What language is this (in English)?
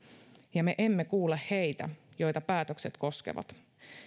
Finnish